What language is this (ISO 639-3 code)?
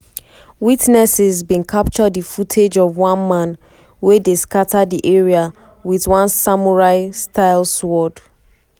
pcm